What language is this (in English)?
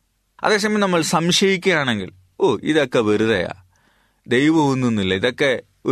Malayalam